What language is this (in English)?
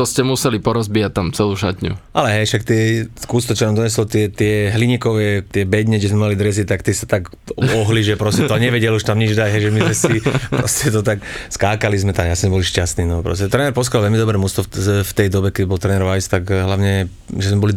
Slovak